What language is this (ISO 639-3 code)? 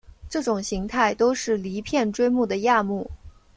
zho